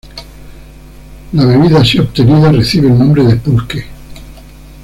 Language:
Spanish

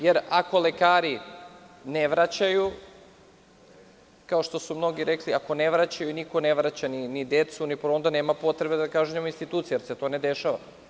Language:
Serbian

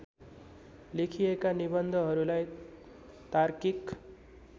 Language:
Nepali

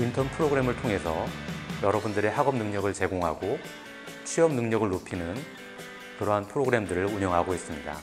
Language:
Korean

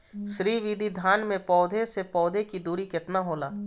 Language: Bhojpuri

